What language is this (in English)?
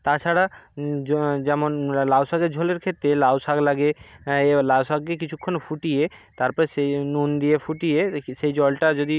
Bangla